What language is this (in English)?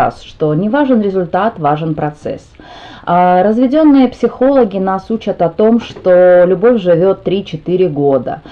Russian